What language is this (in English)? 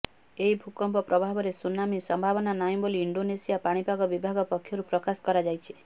Odia